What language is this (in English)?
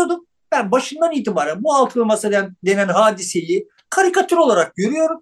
Turkish